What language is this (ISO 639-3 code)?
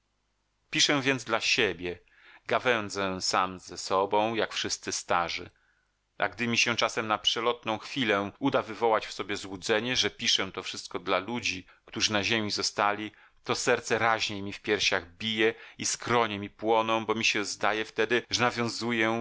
pol